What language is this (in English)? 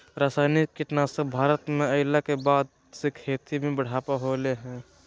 Magahi